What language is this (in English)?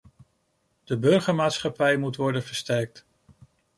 Dutch